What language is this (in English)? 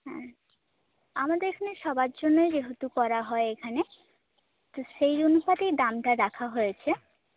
Bangla